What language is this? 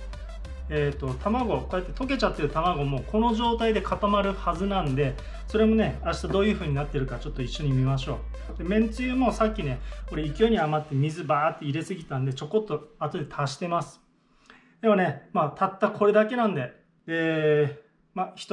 Japanese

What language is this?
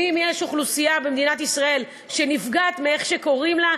Hebrew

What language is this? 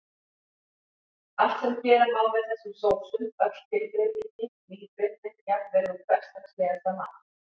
Icelandic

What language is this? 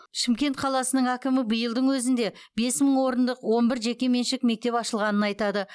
Kazakh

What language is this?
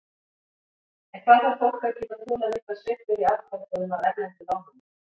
Icelandic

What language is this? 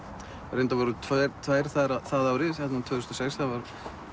Icelandic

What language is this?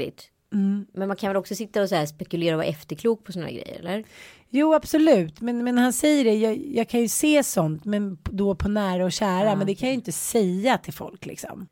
Swedish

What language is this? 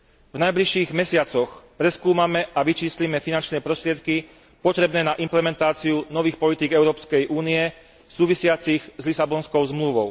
Slovak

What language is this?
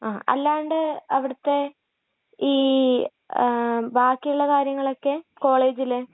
Malayalam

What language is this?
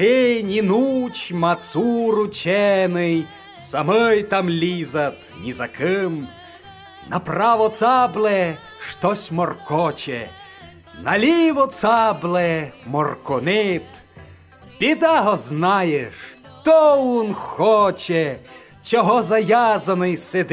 Ukrainian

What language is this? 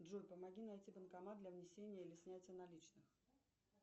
Russian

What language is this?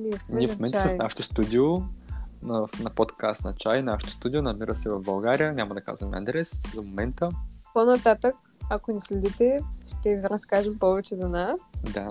Bulgarian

